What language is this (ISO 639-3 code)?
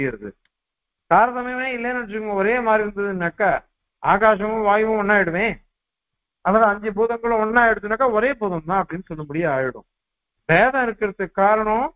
tam